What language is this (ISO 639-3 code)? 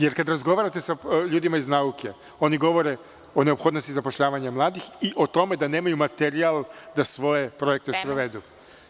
srp